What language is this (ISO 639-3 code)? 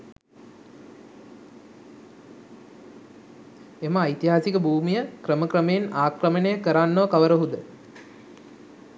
sin